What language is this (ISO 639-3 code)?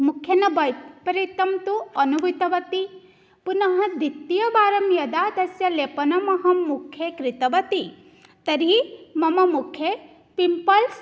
san